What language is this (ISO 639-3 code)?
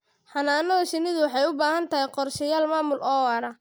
som